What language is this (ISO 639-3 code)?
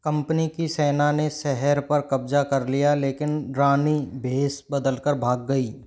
hin